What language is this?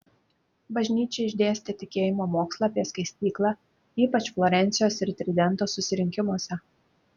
Lithuanian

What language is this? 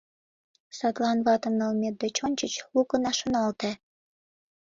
Mari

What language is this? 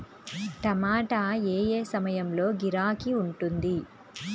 Telugu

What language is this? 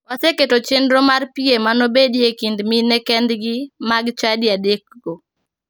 Luo (Kenya and Tanzania)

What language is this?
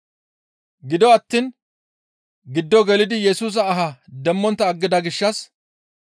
Gamo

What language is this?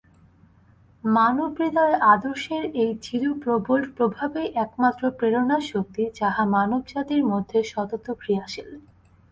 Bangla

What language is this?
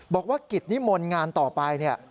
Thai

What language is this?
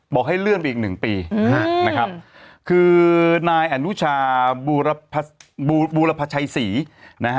Thai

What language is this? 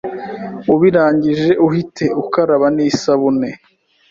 Kinyarwanda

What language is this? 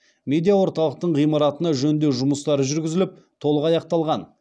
Kazakh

